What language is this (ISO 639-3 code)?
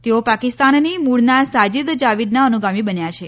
guj